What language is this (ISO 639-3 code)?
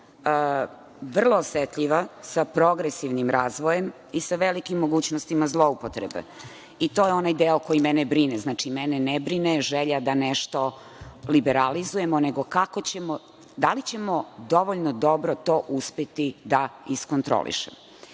srp